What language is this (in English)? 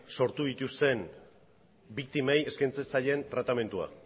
Basque